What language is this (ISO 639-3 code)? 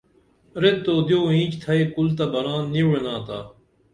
dml